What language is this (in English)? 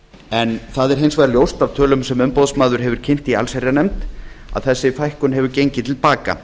Icelandic